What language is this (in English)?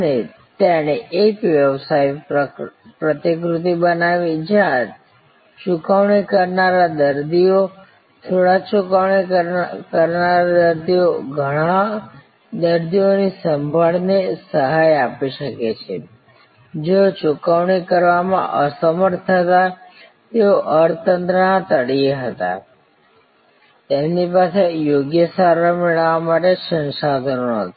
Gujarati